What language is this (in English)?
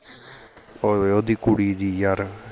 Punjabi